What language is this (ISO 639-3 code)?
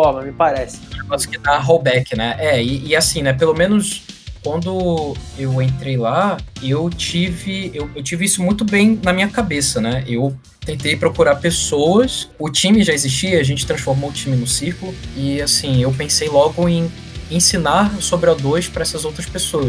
por